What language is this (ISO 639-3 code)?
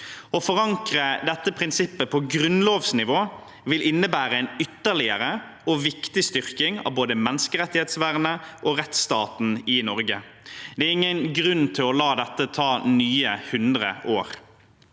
nor